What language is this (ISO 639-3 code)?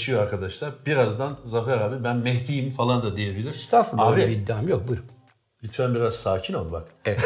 tur